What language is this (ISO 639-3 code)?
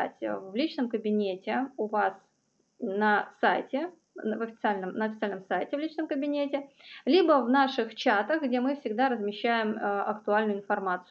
rus